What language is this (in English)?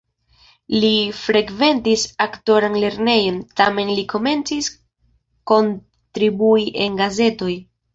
Esperanto